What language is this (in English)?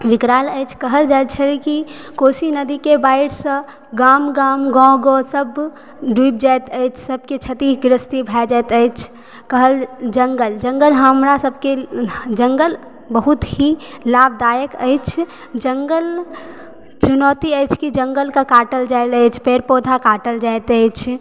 Maithili